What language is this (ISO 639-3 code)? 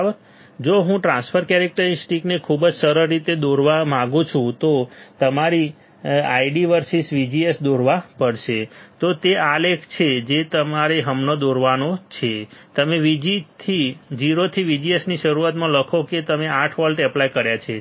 guj